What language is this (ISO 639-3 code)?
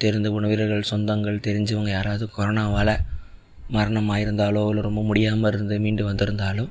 tam